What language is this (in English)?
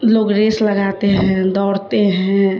Urdu